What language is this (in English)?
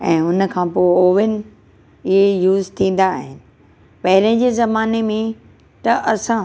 Sindhi